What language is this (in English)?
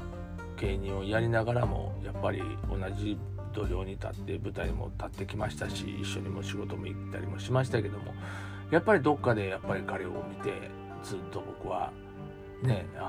Japanese